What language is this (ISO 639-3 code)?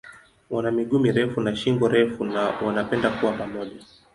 swa